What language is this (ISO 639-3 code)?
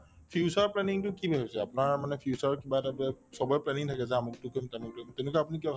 asm